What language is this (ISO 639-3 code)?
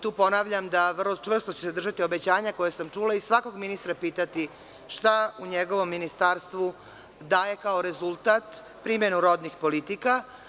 srp